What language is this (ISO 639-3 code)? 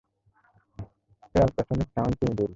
ben